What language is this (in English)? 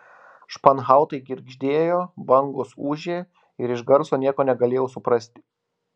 Lithuanian